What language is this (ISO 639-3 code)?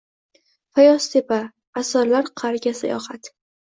uzb